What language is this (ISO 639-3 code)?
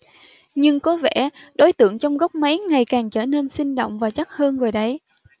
vie